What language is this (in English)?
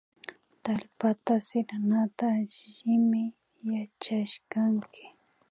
Imbabura Highland Quichua